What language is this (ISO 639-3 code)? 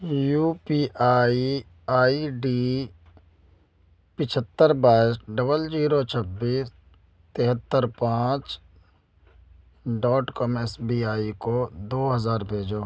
urd